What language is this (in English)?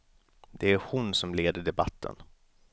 Swedish